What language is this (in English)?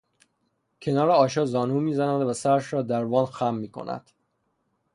Persian